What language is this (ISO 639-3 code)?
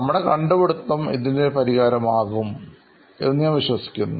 mal